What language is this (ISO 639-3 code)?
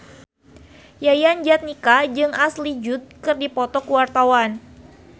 sun